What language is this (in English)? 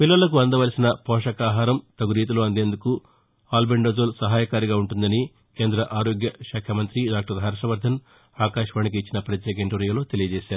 Telugu